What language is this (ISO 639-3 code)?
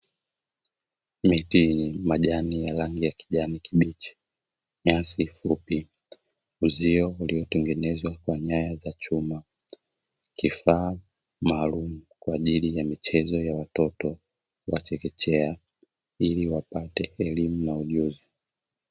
swa